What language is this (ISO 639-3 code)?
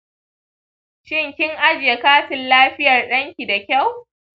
hau